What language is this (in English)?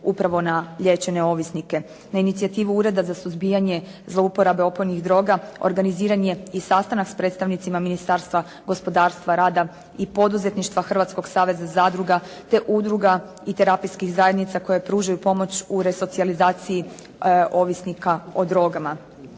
Croatian